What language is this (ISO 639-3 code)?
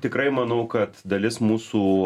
lit